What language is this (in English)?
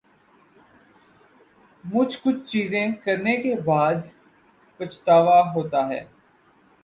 Urdu